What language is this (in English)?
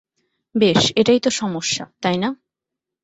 Bangla